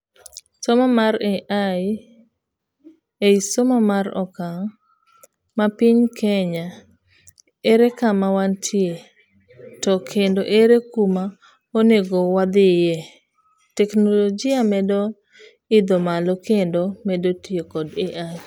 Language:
Luo (Kenya and Tanzania)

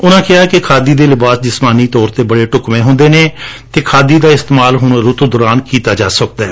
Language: Punjabi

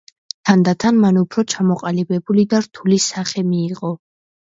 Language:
Georgian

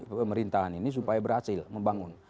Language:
Indonesian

